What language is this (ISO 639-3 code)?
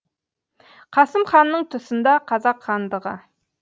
kaz